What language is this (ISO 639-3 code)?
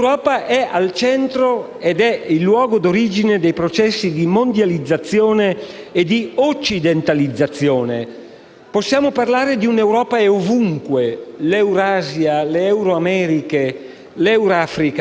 ita